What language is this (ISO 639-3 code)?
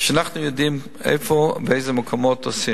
heb